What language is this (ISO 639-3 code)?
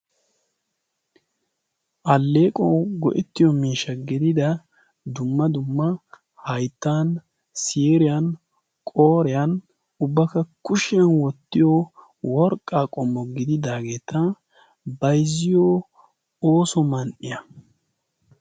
wal